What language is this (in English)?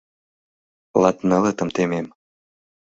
Mari